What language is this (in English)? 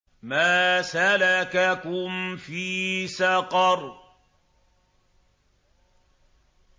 Arabic